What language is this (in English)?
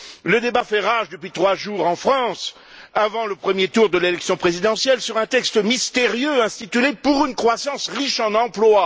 French